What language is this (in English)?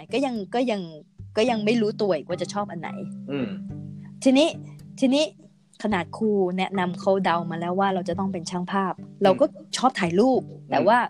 Thai